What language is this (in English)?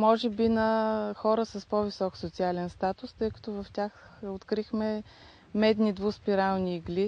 Bulgarian